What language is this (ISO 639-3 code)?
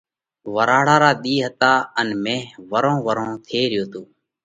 kvx